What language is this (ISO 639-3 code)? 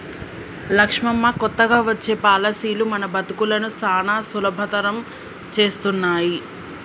tel